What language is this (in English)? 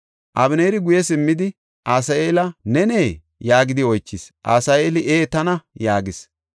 Gofa